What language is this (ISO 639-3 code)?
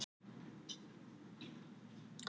isl